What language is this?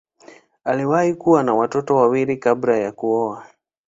Swahili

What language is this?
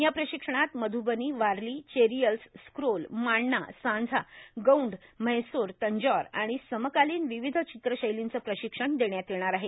Marathi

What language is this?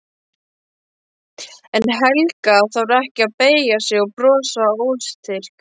Icelandic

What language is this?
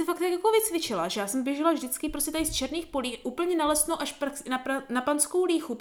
Czech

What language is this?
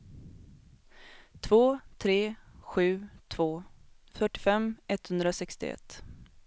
Swedish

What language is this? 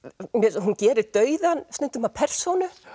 Icelandic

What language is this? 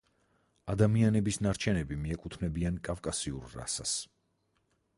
Georgian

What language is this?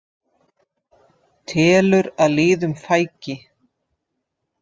Icelandic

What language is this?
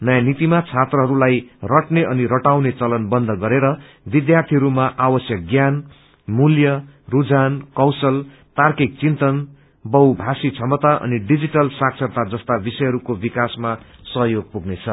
Nepali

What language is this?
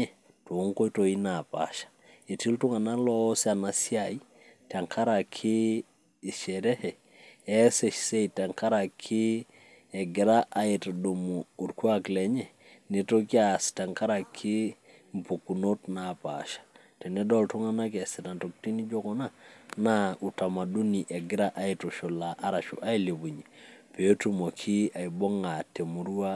Masai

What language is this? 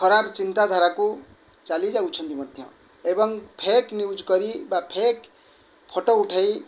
Odia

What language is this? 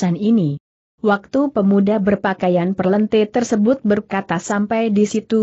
Indonesian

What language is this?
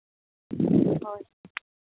Santali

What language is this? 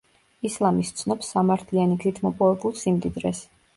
Georgian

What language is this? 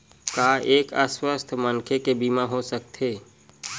Chhattisgarhi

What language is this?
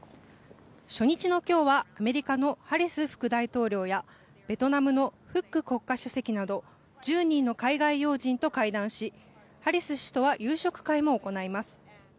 Japanese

